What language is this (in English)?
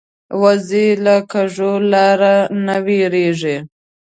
Pashto